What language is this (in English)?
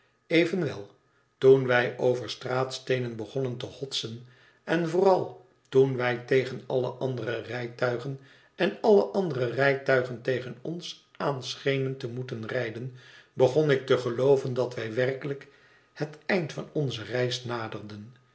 Dutch